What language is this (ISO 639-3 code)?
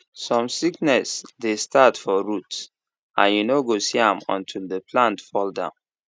pcm